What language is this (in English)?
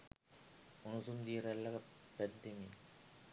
Sinhala